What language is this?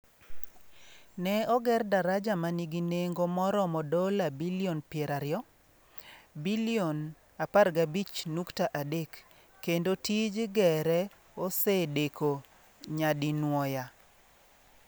Luo (Kenya and Tanzania)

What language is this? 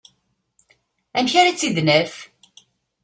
Kabyle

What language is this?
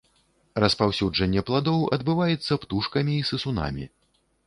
Belarusian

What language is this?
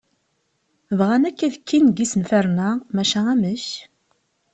Kabyle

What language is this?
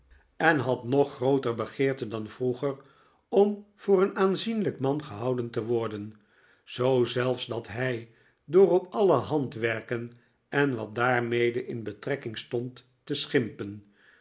Dutch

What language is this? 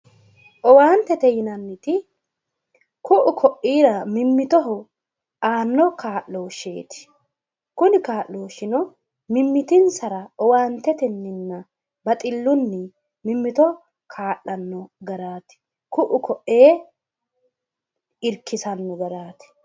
Sidamo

